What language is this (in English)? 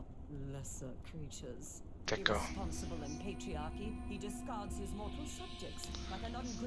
French